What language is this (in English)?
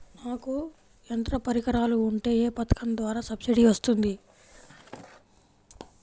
Telugu